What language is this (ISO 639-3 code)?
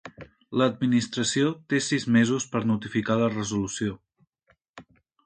cat